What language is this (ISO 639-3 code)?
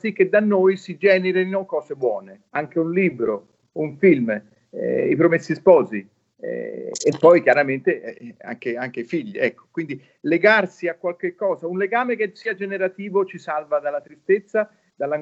ita